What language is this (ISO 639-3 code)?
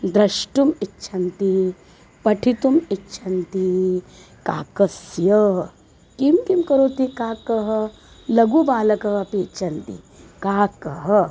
san